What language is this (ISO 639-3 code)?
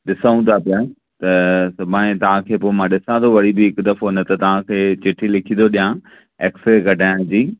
snd